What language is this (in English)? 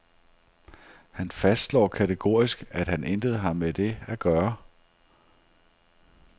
Danish